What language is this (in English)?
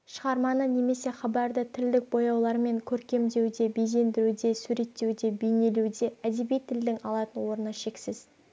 Kazakh